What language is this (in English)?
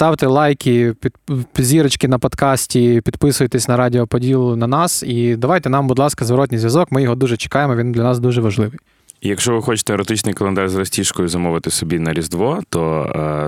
Ukrainian